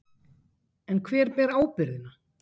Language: Icelandic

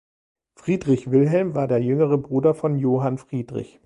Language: German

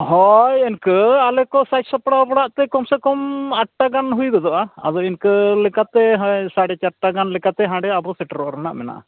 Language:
Santali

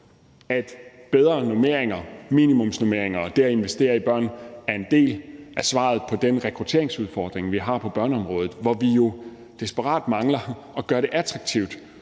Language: Danish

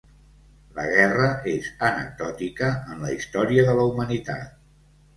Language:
Catalan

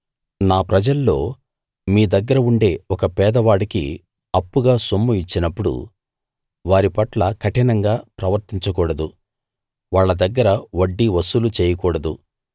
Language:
Telugu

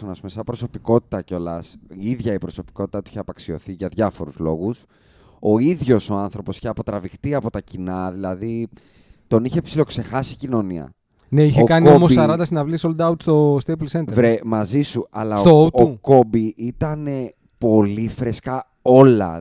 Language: Greek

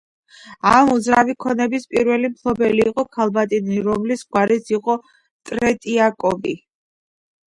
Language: Georgian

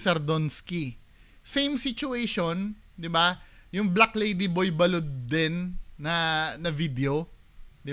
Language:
Filipino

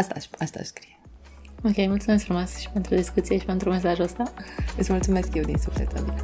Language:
Romanian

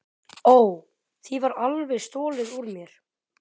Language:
Icelandic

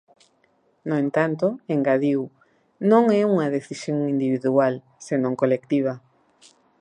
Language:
Galician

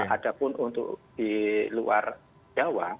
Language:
Indonesian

